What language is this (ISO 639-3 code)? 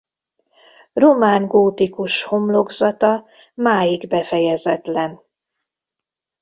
hun